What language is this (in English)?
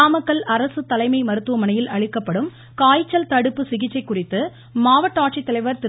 Tamil